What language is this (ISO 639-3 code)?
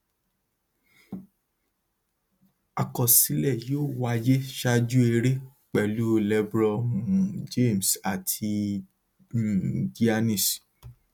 yor